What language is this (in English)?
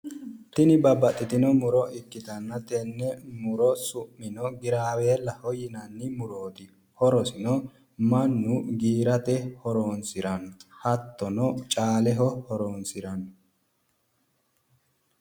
Sidamo